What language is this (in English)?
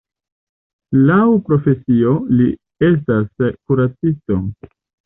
Esperanto